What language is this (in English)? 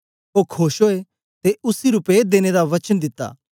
Dogri